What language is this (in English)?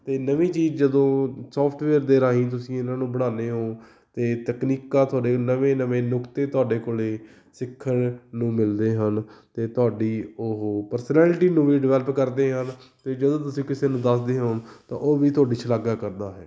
Punjabi